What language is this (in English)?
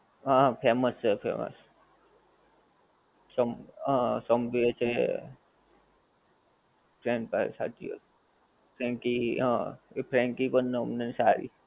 Gujarati